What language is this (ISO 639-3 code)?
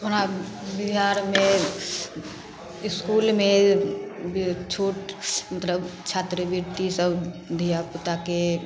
mai